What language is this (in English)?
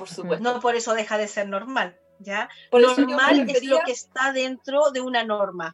Spanish